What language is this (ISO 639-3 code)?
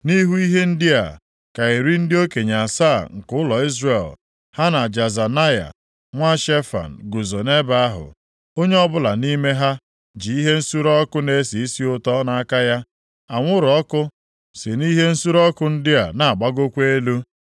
ibo